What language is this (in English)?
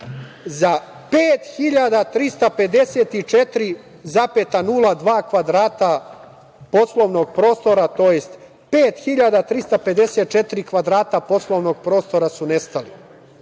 Serbian